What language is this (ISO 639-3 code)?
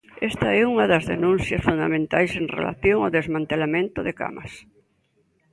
glg